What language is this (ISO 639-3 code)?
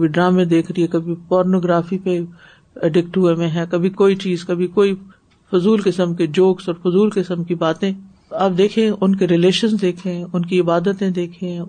urd